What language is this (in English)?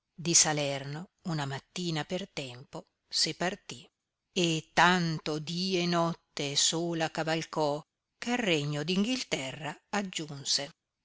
Italian